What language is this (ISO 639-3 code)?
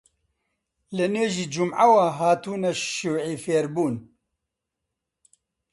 ckb